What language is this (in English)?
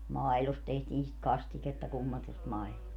Finnish